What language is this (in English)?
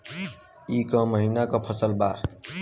Bhojpuri